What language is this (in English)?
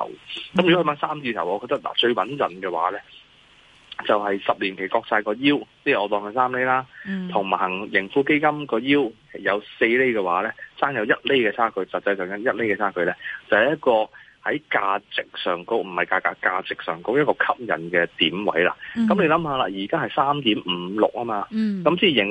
Chinese